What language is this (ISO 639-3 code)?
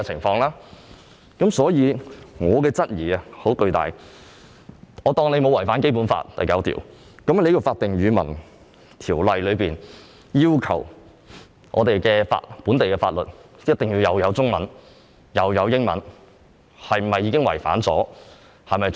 yue